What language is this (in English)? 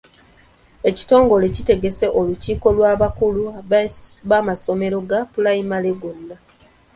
Ganda